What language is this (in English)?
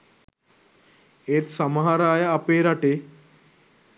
Sinhala